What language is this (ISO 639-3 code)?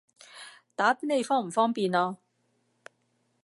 yue